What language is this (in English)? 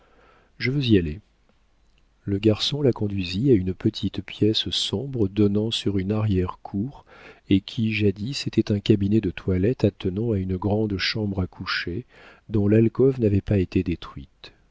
French